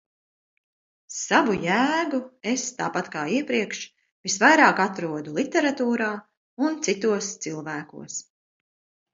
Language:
Latvian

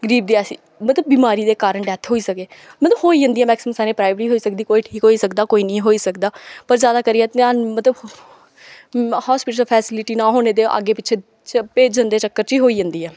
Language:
Dogri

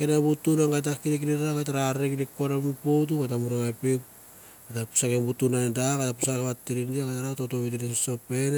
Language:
Mandara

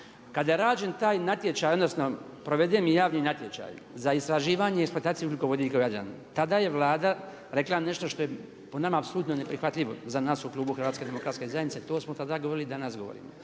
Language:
Croatian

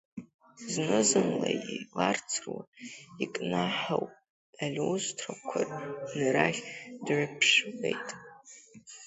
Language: Abkhazian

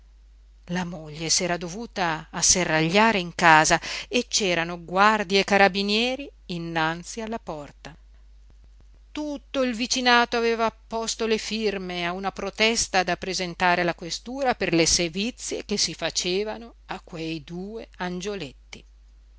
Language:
Italian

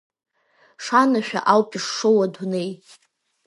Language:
Abkhazian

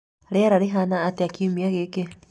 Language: Kikuyu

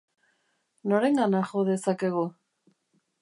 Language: Basque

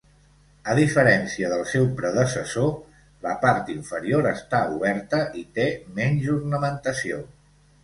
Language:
Catalan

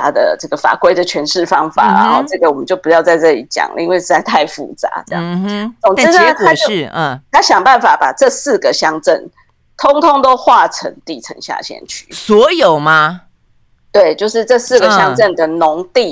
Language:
Chinese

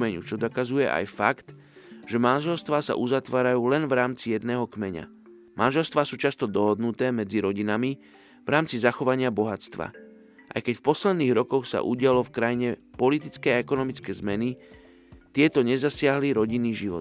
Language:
Slovak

